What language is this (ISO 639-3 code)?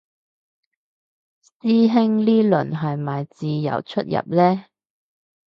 yue